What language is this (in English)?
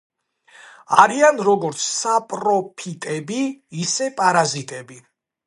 Georgian